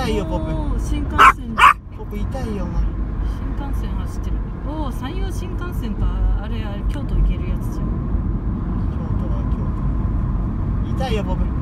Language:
Japanese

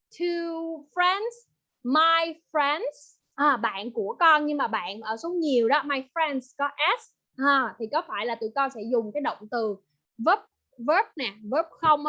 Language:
Vietnamese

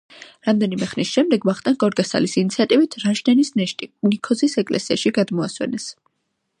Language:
Georgian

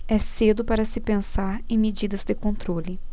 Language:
Portuguese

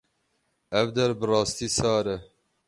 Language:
Kurdish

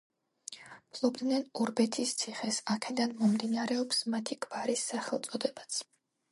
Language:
Georgian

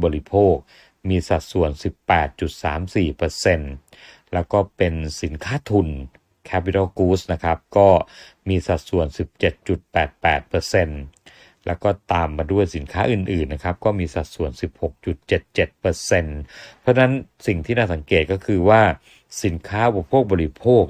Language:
Thai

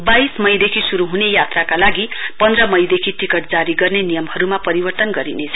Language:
Nepali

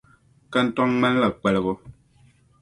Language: Dagbani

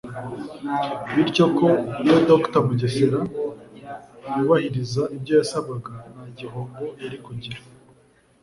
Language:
Kinyarwanda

